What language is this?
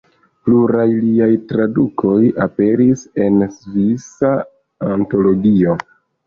Esperanto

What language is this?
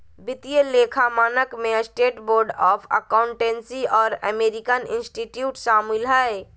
Magahi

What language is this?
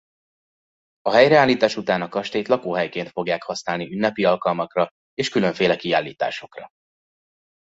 Hungarian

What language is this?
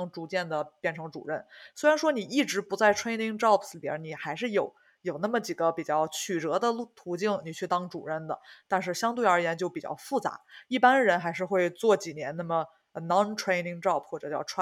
Chinese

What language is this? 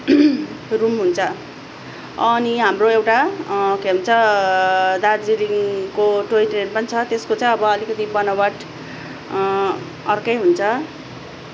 Nepali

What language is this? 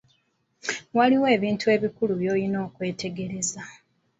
Ganda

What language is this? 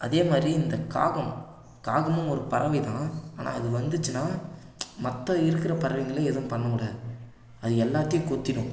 Tamil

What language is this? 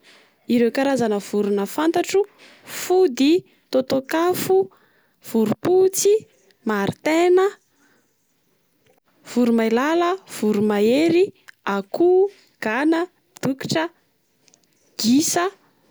Malagasy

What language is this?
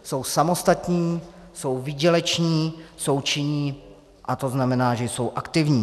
Czech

